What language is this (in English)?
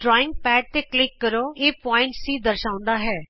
Punjabi